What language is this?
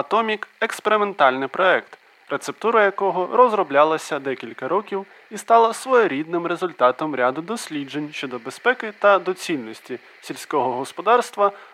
Ukrainian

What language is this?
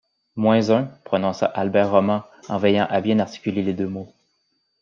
French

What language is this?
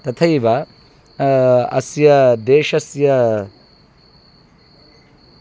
Sanskrit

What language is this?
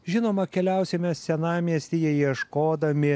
Lithuanian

